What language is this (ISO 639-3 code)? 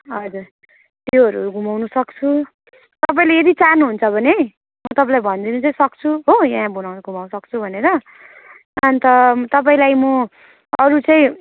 nep